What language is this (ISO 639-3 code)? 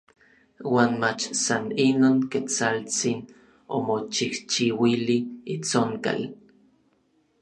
nlv